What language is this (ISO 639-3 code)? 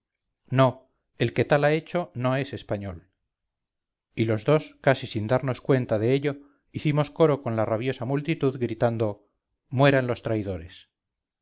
spa